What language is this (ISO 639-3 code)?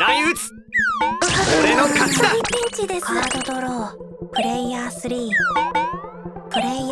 jpn